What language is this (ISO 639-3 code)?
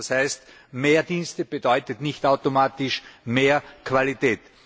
deu